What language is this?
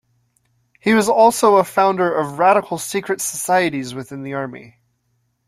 English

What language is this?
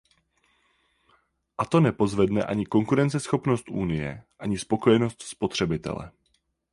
Czech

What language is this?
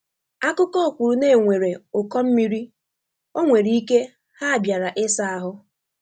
Igbo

